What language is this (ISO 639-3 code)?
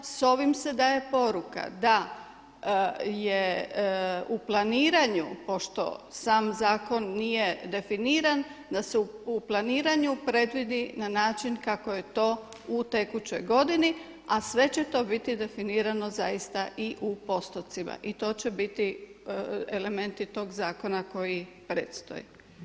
hrv